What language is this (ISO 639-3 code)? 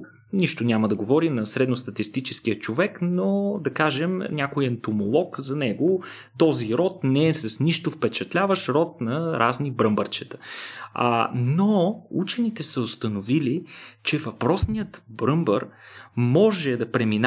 bul